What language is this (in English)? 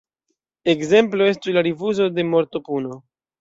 Esperanto